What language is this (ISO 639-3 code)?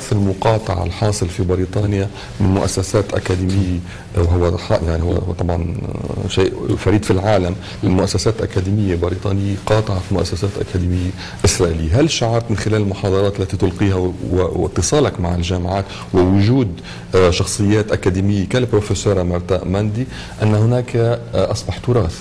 ara